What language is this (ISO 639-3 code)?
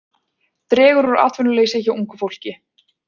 isl